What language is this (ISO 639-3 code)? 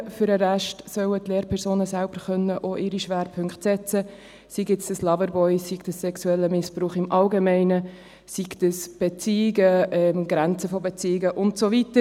gsw